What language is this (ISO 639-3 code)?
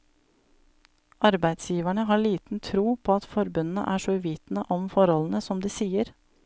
nor